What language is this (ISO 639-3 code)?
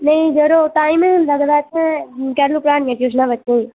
doi